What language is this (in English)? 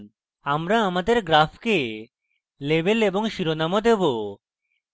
Bangla